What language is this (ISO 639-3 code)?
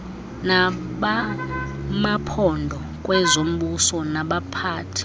xho